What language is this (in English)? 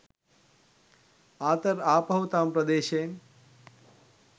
Sinhala